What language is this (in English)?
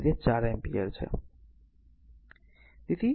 Gujarati